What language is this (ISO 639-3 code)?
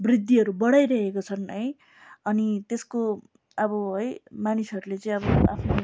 nep